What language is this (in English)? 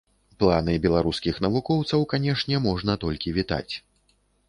Belarusian